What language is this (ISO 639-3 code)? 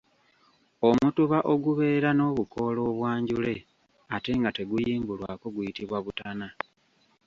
lug